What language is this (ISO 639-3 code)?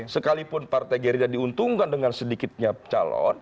ind